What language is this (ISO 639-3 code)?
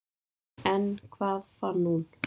isl